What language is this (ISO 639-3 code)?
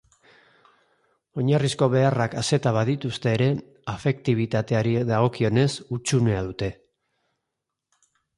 eus